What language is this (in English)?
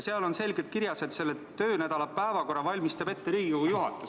Estonian